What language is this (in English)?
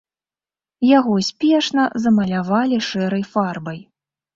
Belarusian